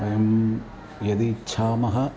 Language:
Sanskrit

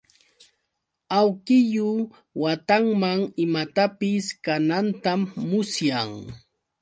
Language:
Yauyos Quechua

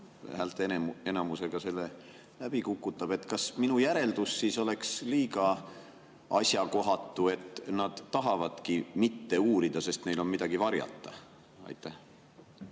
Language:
Estonian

